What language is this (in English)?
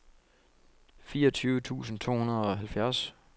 Danish